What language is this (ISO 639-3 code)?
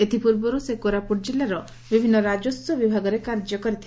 ori